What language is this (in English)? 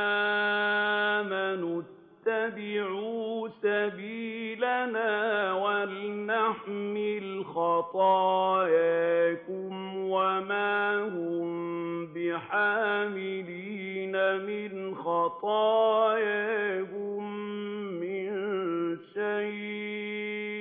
Arabic